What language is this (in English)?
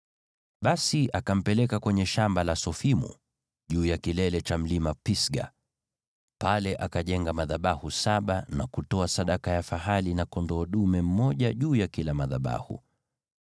Swahili